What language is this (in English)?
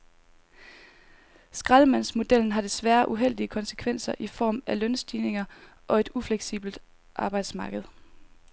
Danish